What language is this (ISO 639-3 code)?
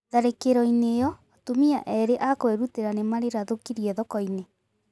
kik